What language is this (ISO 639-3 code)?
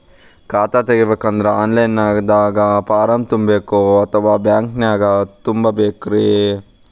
kan